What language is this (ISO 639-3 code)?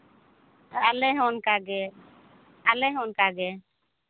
sat